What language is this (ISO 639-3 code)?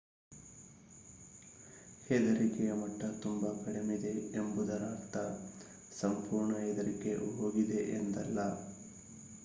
kan